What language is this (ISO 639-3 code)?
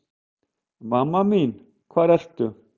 isl